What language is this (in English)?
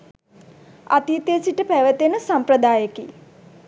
Sinhala